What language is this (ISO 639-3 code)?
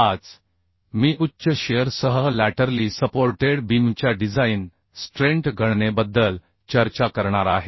mar